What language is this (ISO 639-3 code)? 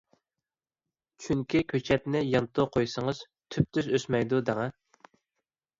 uig